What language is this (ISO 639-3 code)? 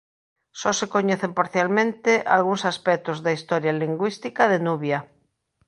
glg